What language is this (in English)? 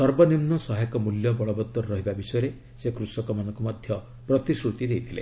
Odia